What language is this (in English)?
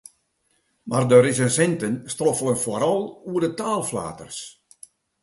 Western Frisian